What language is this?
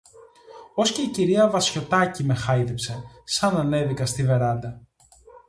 Greek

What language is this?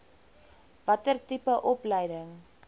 Afrikaans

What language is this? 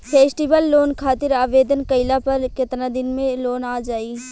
Bhojpuri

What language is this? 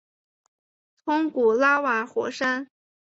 Chinese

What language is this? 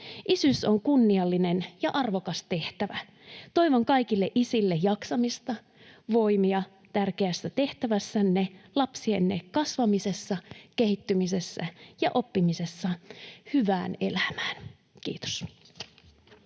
Finnish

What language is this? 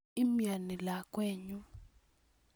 Kalenjin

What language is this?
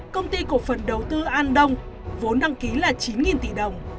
Vietnamese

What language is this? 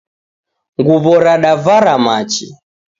Taita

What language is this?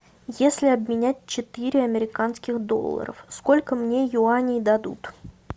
Russian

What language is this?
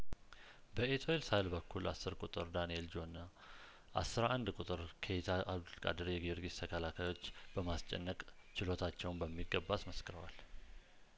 Amharic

